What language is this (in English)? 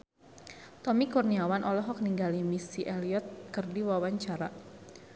Sundanese